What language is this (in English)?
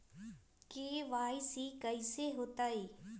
Magahi